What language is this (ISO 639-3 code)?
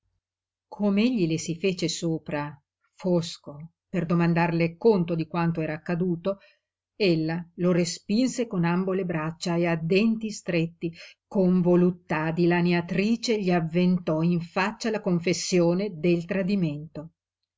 ita